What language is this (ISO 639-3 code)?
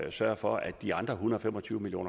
dan